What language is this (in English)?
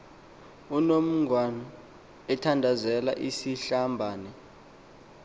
Xhosa